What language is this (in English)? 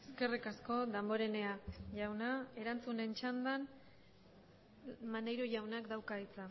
Basque